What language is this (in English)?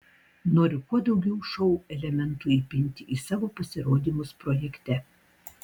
Lithuanian